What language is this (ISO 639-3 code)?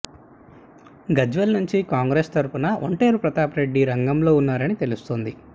tel